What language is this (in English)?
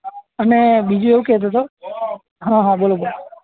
Gujarati